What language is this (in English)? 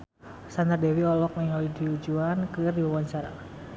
Sundanese